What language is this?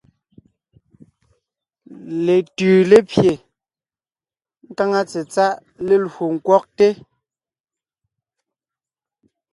Ngiemboon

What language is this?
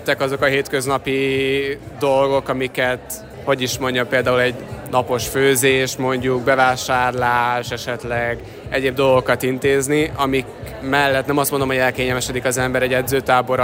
Hungarian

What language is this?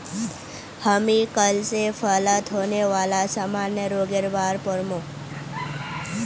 Magahi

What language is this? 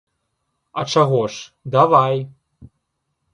Belarusian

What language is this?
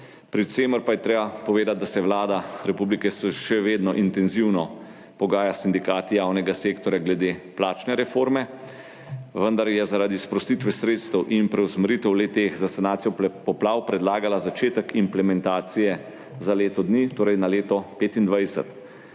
Slovenian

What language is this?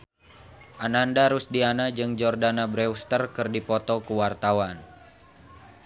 Sundanese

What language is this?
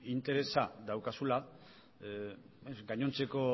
Basque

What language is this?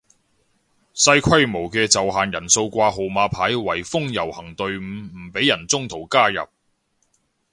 Cantonese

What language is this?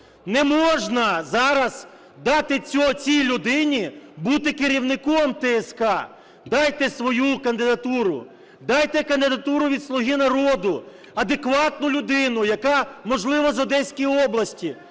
Ukrainian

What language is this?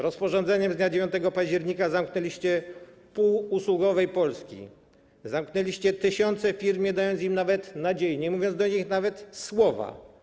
Polish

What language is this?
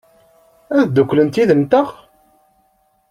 Kabyle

